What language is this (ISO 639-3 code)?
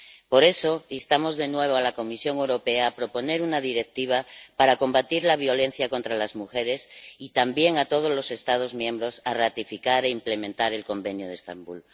spa